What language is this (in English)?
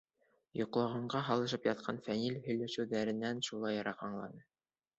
Bashkir